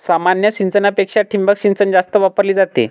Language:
Marathi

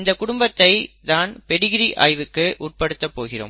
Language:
Tamil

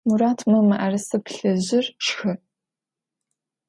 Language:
Adyghe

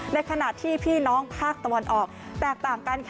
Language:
Thai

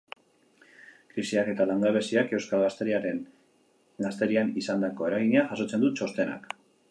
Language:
Basque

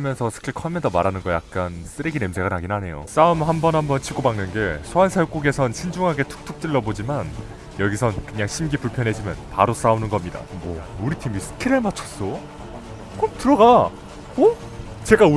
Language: Korean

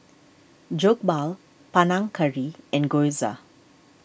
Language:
English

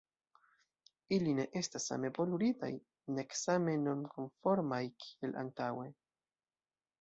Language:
Esperanto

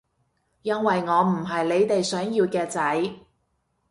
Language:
Cantonese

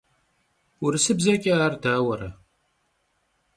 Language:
Kabardian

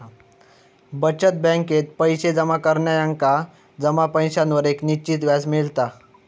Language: Marathi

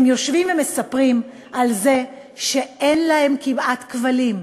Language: Hebrew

